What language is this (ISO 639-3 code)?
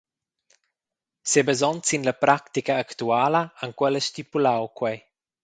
roh